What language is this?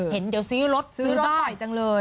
Thai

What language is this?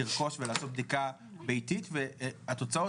Hebrew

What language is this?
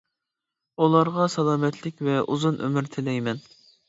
Uyghur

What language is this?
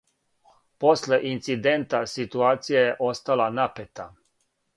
Serbian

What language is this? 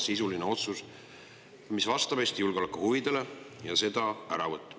Estonian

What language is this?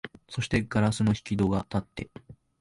Japanese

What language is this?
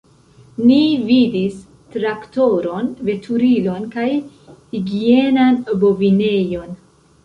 Esperanto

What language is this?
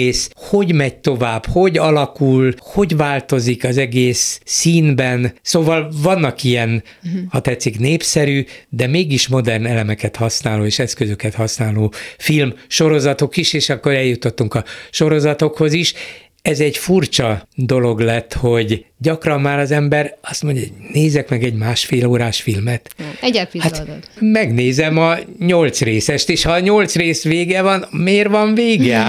Hungarian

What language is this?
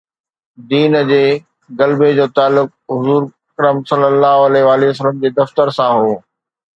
Sindhi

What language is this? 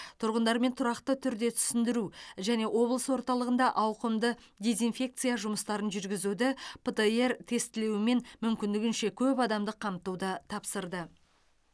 Kazakh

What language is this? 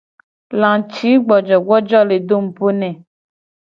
Gen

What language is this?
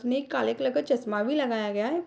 Hindi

